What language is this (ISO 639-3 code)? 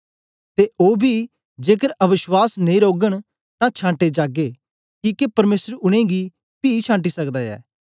doi